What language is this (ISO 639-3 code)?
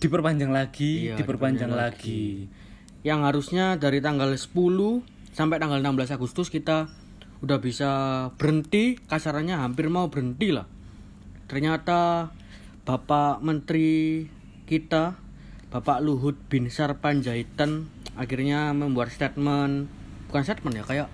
ind